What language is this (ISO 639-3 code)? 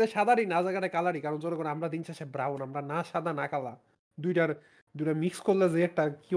ben